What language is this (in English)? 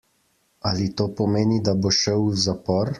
Slovenian